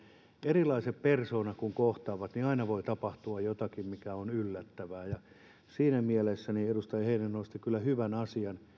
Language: Finnish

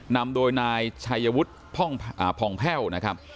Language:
Thai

